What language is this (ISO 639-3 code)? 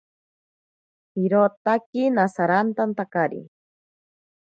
prq